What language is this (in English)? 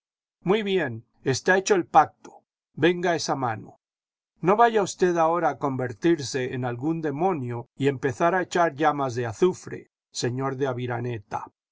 Spanish